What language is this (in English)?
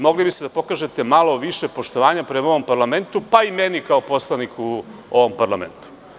Serbian